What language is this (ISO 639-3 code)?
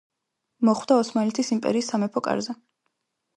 kat